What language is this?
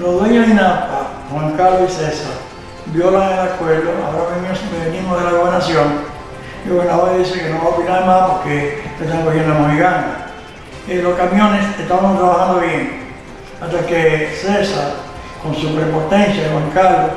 Spanish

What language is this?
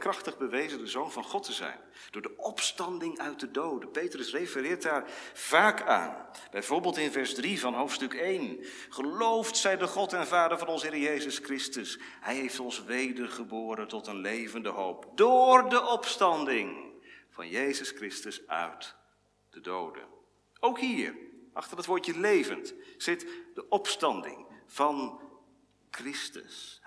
Dutch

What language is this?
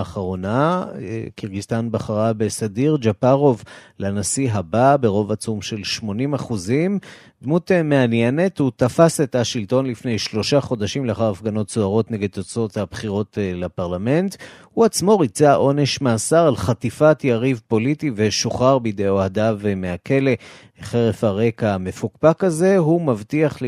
Hebrew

